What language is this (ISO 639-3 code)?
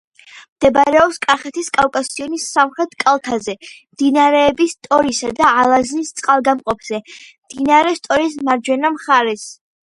kat